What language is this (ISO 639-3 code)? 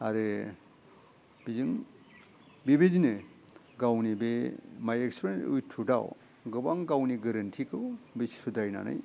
brx